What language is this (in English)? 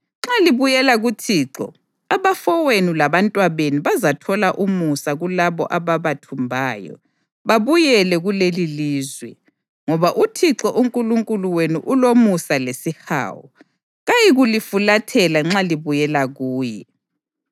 North Ndebele